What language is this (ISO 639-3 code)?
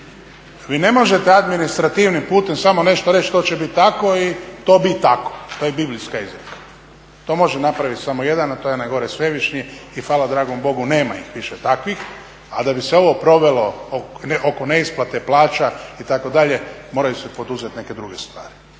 hrv